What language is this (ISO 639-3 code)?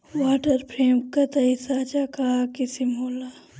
bho